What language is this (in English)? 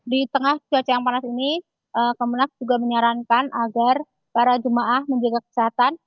Indonesian